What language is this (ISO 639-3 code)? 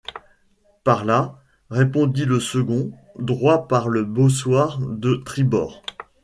fra